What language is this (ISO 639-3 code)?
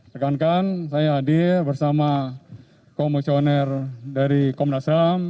ind